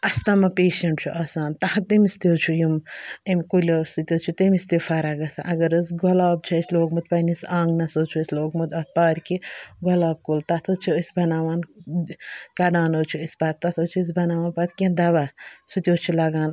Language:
Kashmiri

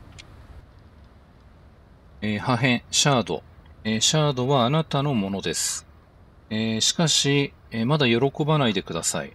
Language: Japanese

